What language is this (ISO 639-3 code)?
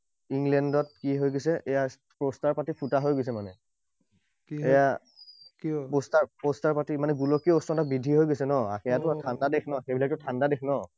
asm